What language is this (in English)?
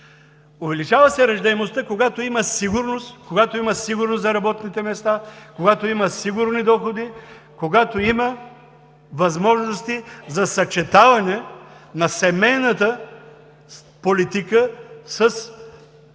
Bulgarian